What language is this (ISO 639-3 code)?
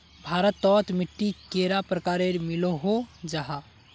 mag